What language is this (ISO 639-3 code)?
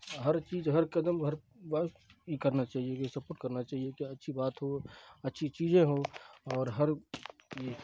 urd